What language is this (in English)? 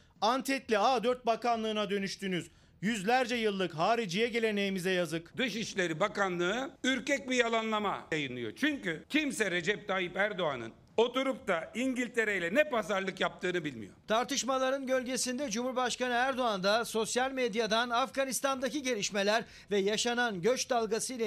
Turkish